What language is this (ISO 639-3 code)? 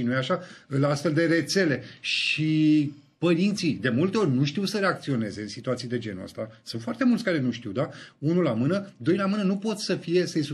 ron